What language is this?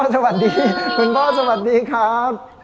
Thai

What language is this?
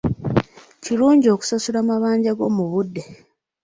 Ganda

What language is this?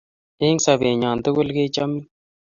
Kalenjin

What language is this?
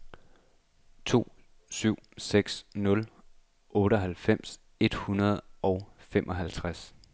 Danish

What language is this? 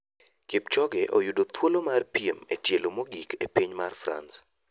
Luo (Kenya and Tanzania)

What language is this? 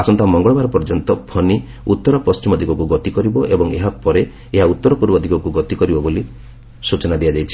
Odia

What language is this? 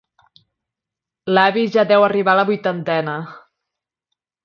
Catalan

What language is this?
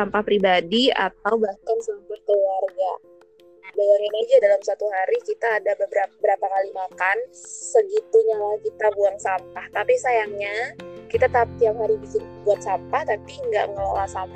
Indonesian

